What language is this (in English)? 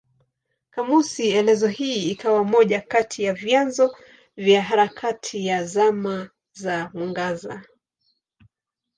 Swahili